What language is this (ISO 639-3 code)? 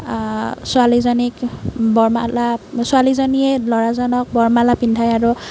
asm